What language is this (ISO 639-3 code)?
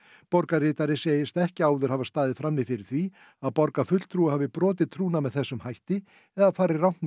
isl